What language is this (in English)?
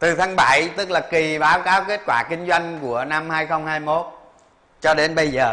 Vietnamese